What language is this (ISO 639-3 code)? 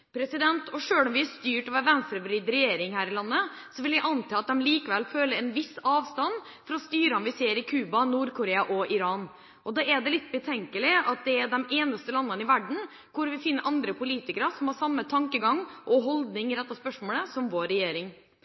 nob